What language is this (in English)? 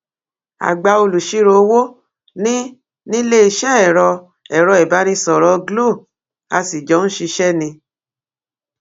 Yoruba